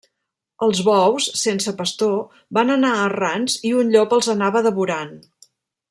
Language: Catalan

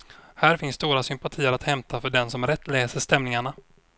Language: Swedish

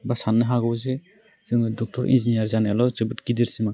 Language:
Bodo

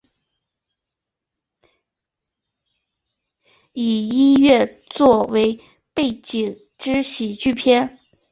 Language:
Chinese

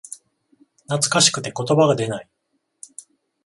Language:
Japanese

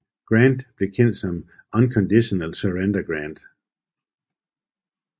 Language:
Danish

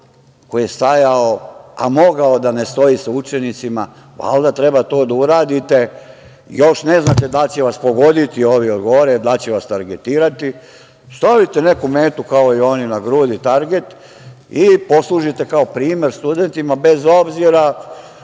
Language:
Serbian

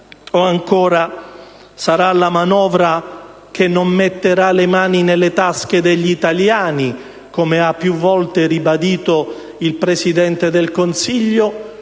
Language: Italian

